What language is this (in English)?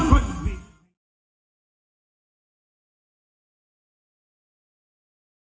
Thai